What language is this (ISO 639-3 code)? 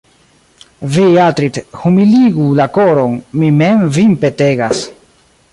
epo